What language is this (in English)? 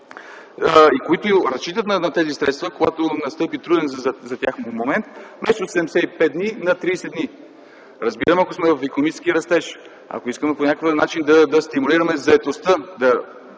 Bulgarian